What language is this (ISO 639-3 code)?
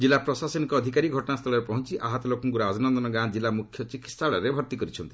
ori